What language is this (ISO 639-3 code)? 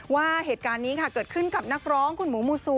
tha